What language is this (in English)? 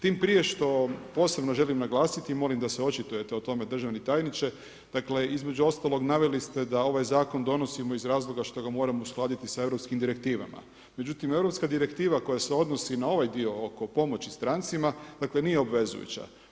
Croatian